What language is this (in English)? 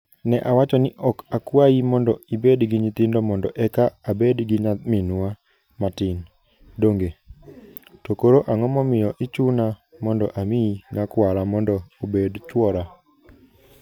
Luo (Kenya and Tanzania)